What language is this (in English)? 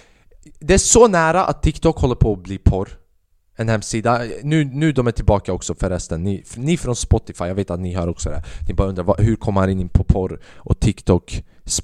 Swedish